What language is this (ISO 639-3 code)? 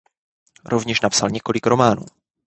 ces